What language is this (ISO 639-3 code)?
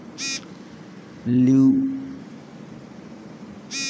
bho